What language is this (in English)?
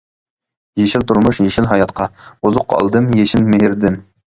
Uyghur